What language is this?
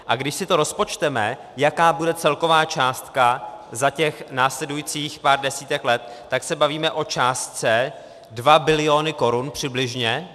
Czech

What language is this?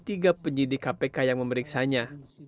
Indonesian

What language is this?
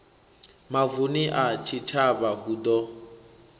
Venda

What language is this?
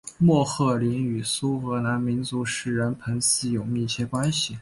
Chinese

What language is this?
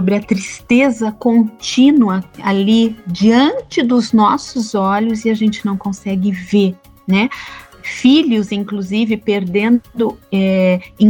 Portuguese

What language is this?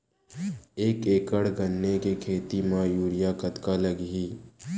Chhattisgarhi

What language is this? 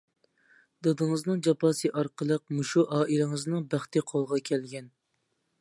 Uyghur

